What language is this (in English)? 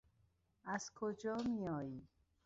Persian